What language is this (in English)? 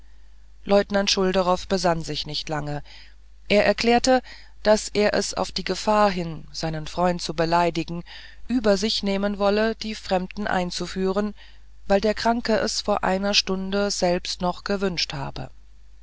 German